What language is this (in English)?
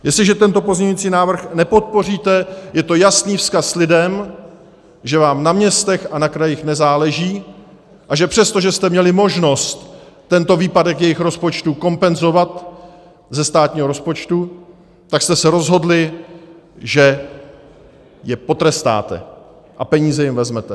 Czech